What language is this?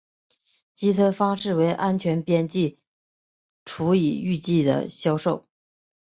Chinese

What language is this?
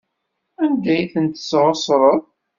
Kabyle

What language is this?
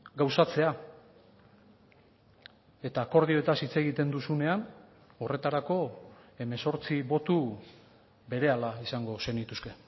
Basque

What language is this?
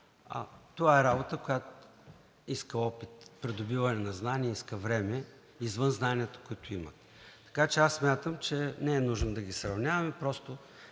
Bulgarian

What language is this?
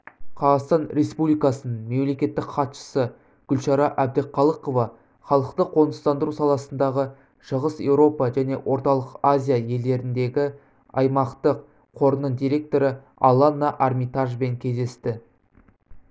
Kazakh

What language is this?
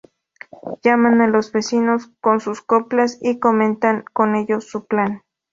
Spanish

